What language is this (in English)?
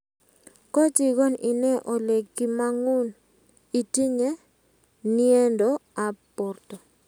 Kalenjin